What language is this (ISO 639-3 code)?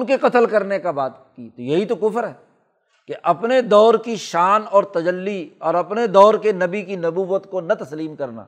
urd